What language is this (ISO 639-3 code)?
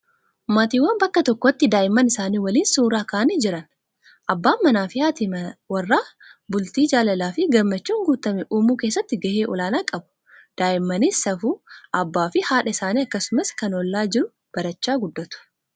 orm